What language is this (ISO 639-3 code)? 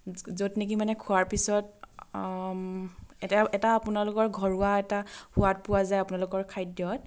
asm